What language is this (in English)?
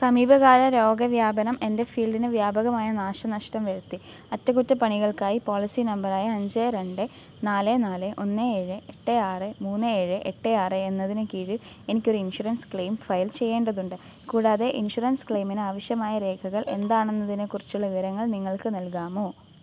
Malayalam